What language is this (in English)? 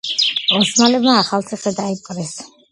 Georgian